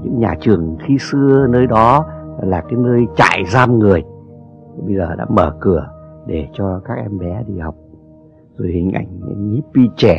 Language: Vietnamese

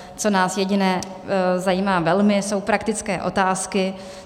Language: Czech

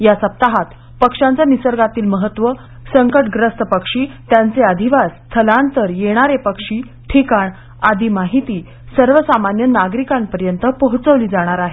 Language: Marathi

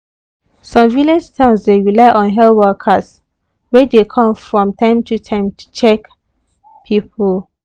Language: Nigerian Pidgin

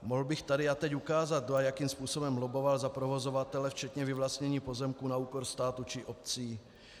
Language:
Czech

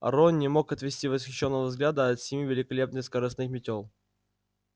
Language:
Russian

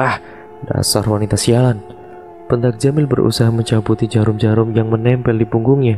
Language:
Indonesian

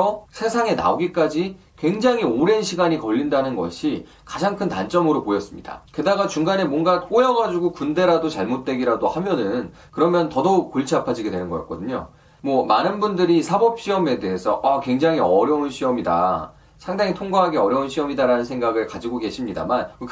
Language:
Korean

